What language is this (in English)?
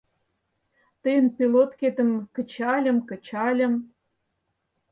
Mari